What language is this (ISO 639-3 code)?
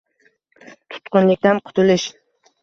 uzb